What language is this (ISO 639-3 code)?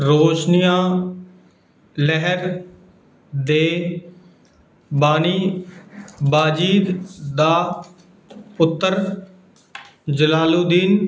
pan